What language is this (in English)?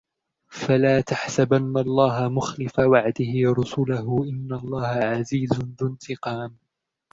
Arabic